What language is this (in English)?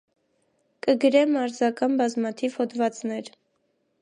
Armenian